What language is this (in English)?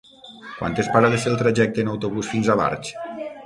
Catalan